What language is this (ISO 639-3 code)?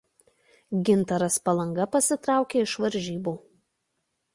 lit